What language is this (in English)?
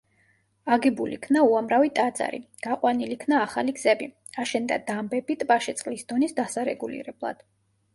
Georgian